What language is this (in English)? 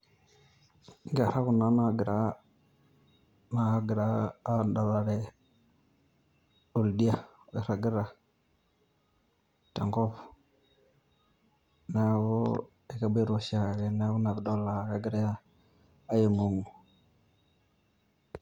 Masai